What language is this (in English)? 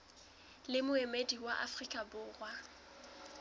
Southern Sotho